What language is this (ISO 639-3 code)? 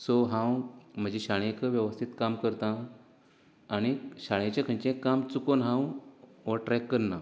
kok